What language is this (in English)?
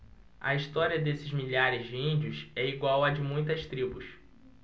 Portuguese